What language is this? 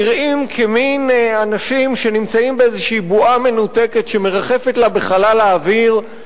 Hebrew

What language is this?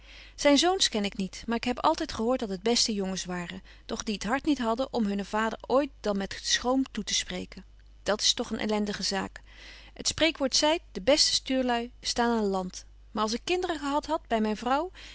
Dutch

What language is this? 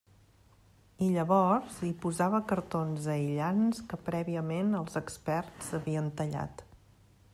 Catalan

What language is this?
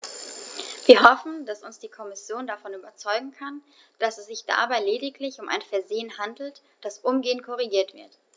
German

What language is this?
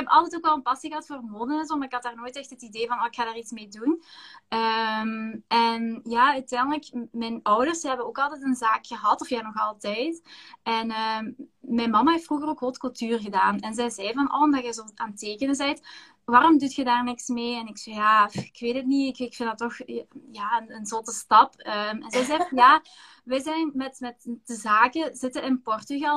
Dutch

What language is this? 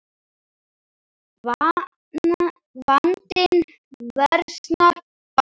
Icelandic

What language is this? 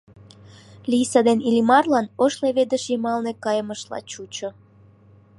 Mari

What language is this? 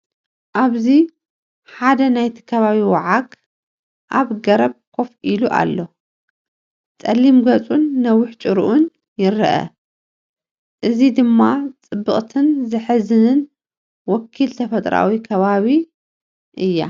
Tigrinya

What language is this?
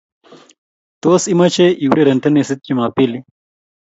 Kalenjin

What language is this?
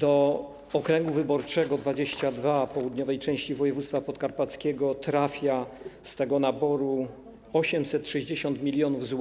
Polish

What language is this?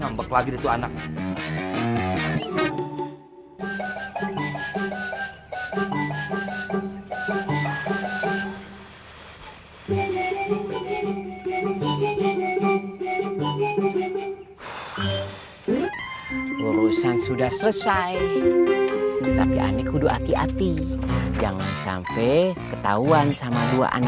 Indonesian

